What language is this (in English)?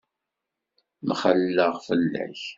Kabyle